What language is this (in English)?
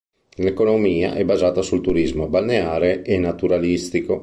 Italian